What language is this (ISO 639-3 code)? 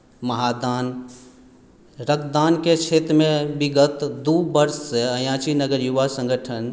mai